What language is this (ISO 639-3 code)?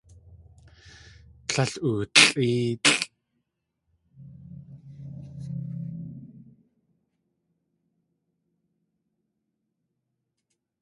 tli